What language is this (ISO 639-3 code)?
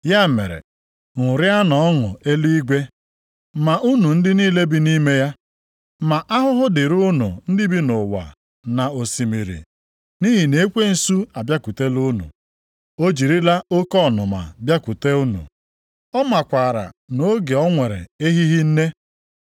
ibo